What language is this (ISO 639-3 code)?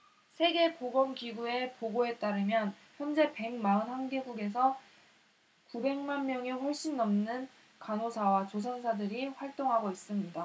kor